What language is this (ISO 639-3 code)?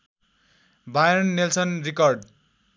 nep